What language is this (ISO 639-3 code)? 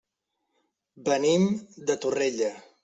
cat